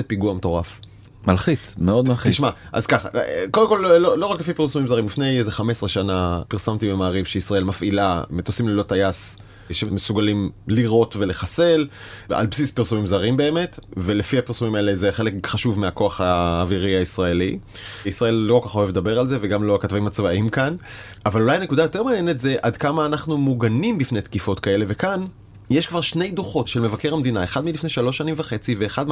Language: Hebrew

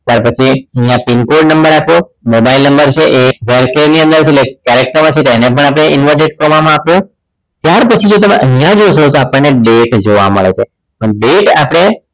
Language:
Gujarati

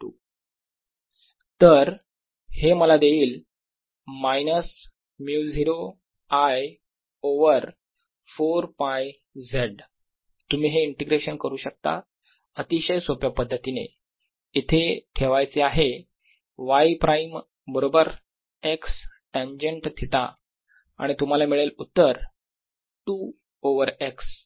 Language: Marathi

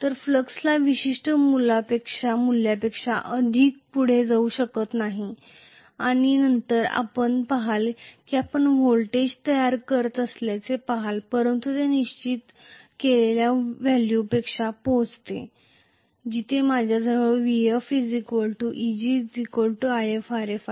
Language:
Marathi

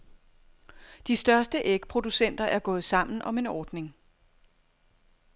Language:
Danish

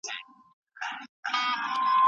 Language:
Pashto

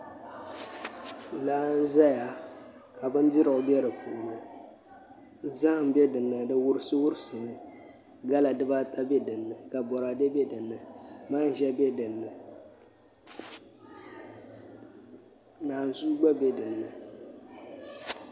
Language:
Dagbani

